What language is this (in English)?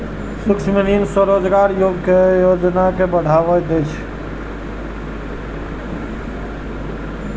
Maithili